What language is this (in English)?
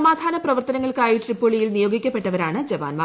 Malayalam